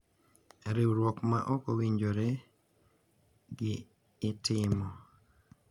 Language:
Luo (Kenya and Tanzania)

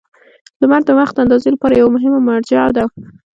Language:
Pashto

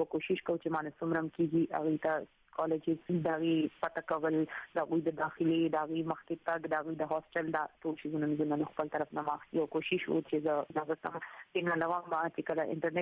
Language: Urdu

